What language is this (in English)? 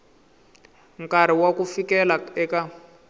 Tsonga